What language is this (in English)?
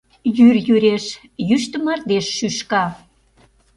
Mari